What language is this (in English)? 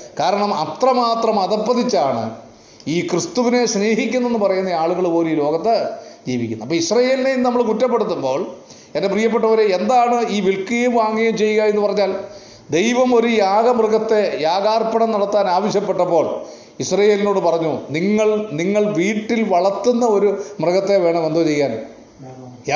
Malayalam